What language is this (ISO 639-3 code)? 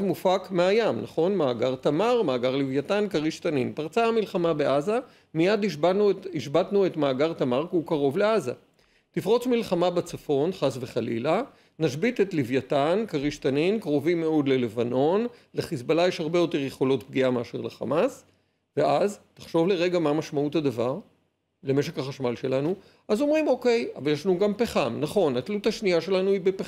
heb